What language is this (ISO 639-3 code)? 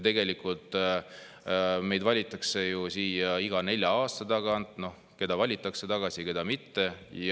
est